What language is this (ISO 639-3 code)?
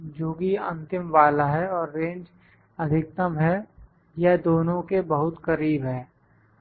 hin